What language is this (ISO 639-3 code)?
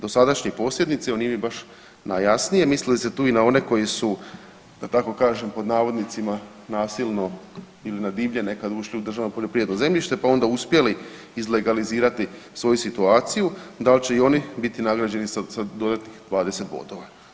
hrv